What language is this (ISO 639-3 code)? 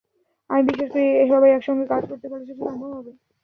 ben